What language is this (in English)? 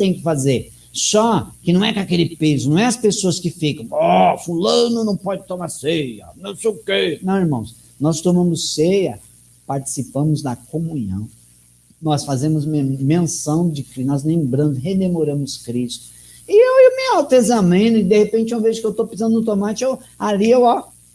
Portuguese